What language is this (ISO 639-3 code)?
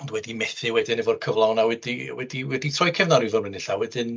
cym